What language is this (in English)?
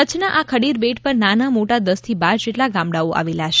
Gujarati